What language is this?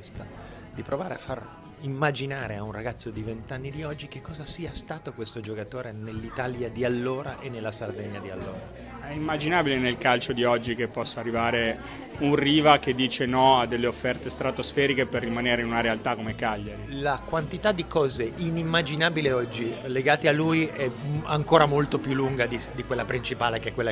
Italian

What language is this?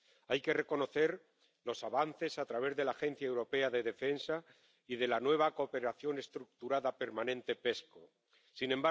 Spanish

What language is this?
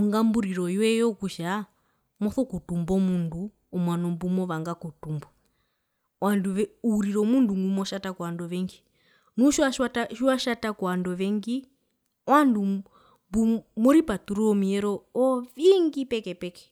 Herero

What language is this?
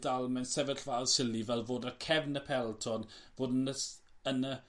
Welsh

